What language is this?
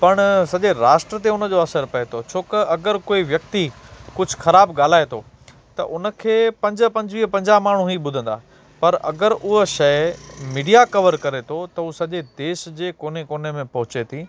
Sindhi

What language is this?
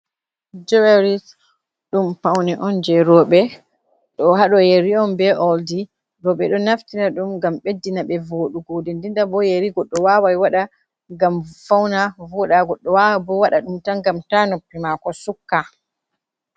Fula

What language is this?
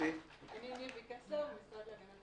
Hebrew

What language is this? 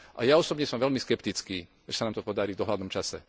Slovak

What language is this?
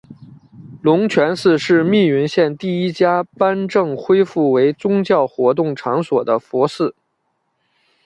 Chinese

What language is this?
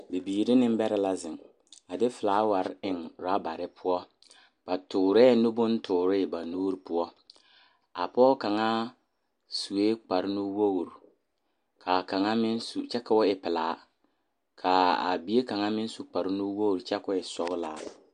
Southern Dagaare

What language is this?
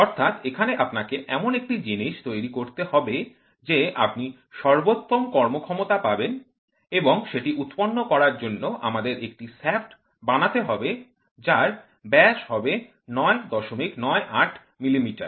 Bangla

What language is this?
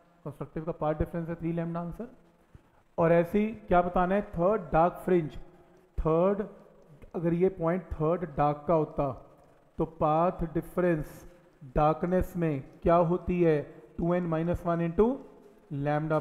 Hindi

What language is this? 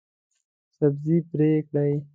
Pashto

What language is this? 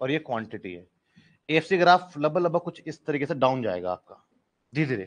Hindi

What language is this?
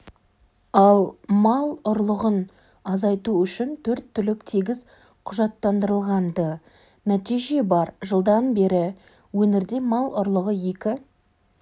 Kazakh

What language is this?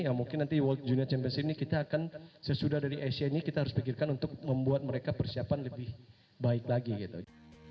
Indonesian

